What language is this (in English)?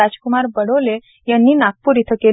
Marathi